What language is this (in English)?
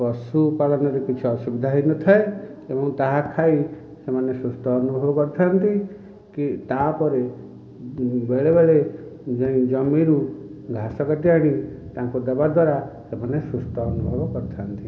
Odia